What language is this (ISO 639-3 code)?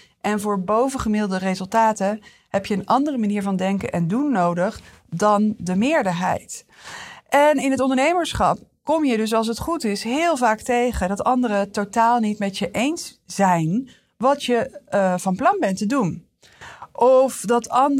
nld